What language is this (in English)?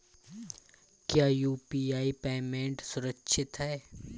Hindi